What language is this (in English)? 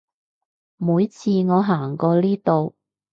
Cantonese